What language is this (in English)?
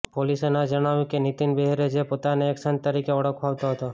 Gujarati